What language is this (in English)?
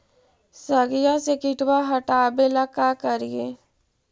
Magahi